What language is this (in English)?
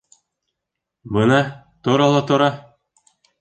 Bashkir